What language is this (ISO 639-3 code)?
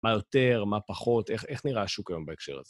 heb